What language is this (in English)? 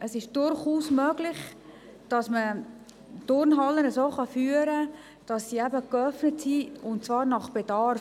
Swiss German